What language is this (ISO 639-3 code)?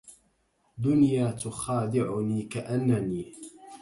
ara